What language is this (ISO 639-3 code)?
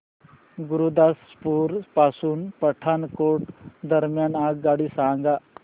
mar